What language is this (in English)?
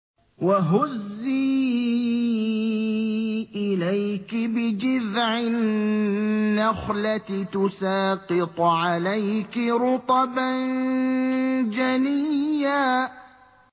Arabic